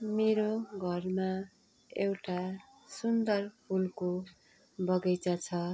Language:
Nepali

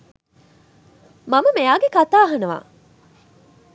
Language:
Sinhala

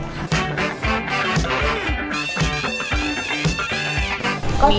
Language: Thai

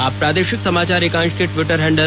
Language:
Hindi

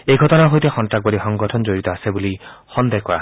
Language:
Assamese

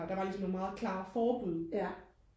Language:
Danish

